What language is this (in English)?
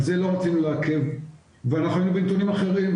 Hebrew